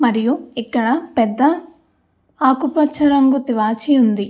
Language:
Telugu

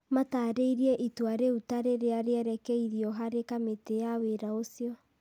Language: Kikuyu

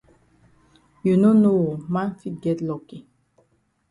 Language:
Cameroon Pidgin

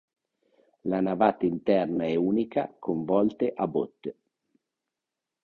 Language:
Italian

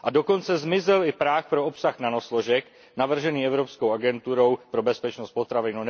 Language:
Czech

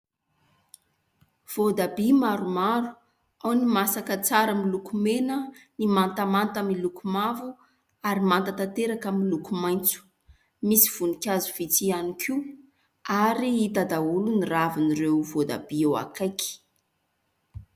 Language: Malagasy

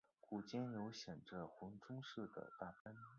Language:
Chinese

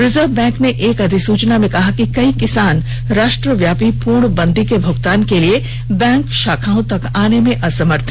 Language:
Hindi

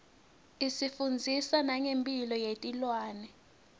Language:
Swati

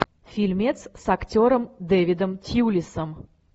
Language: Russian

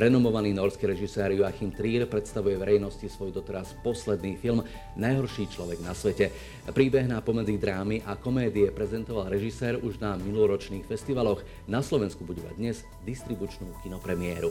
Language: Slovak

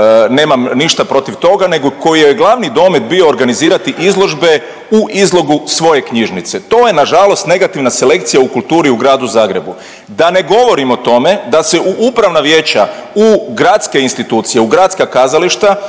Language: Croatian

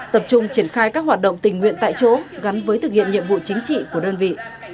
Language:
Vietnamese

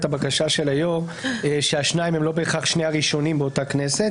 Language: Hebrew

